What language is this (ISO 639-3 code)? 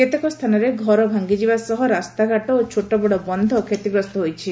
ori